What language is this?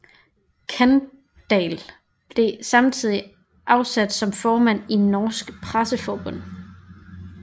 Danish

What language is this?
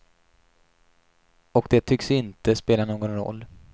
Swedish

